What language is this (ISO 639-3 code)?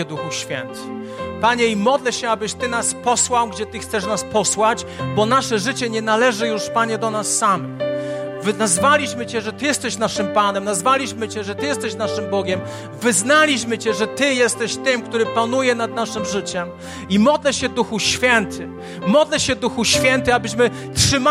pol